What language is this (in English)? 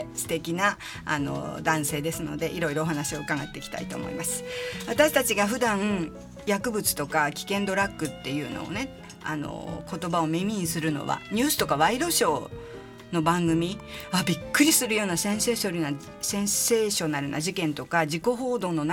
Japanese